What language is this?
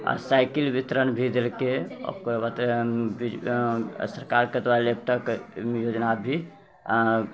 Maithili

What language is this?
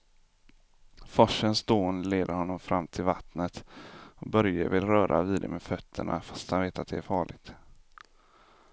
Swedish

